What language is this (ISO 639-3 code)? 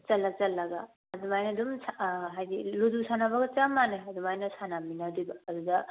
mni